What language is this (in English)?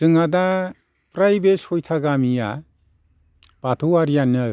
Bodo